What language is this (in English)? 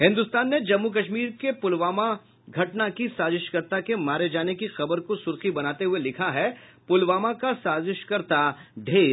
Hindi